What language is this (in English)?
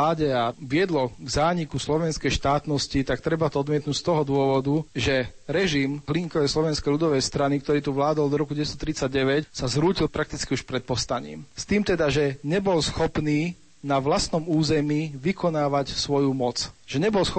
Slovak